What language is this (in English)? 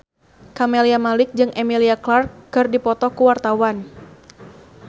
Sundanese